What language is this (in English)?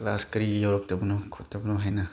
Manipuri